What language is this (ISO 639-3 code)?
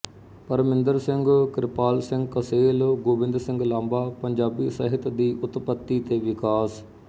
pan